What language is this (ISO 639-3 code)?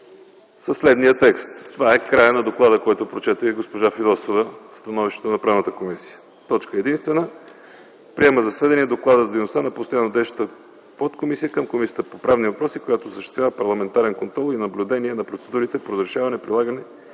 bul